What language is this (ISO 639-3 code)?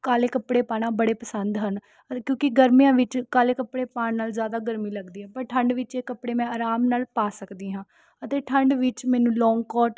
pan